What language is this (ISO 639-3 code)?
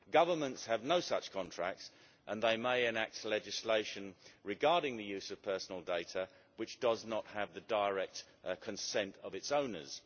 eng